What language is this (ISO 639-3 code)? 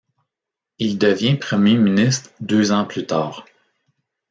fra